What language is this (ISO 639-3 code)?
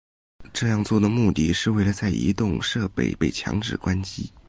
zho